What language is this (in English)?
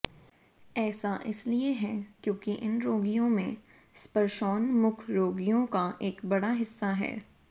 Hindi